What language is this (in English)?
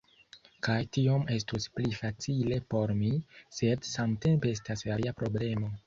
Esperanto